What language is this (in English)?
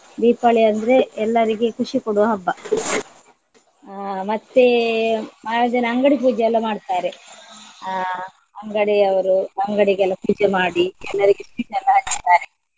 Kannada